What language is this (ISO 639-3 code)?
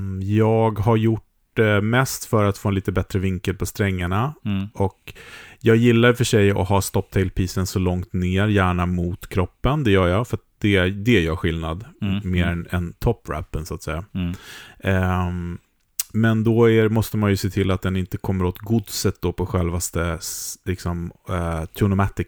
swe